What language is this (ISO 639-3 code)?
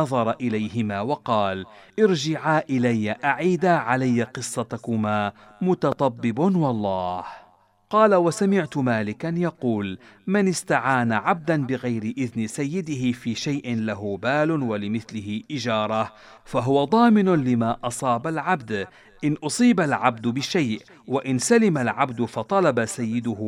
ara